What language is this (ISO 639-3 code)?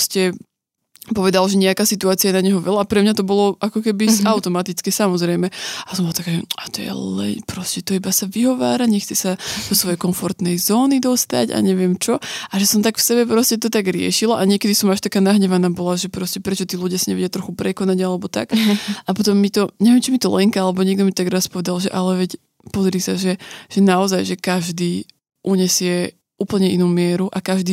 slk